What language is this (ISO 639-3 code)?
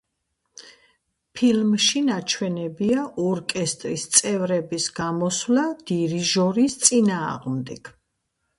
kat